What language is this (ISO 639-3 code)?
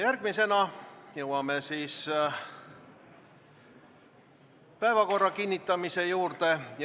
est